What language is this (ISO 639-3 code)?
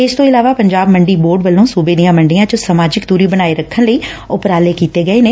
pan